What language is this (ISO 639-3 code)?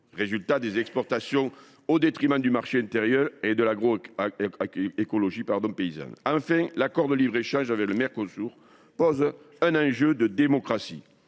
fra